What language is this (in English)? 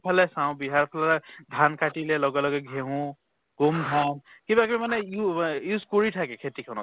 Assamese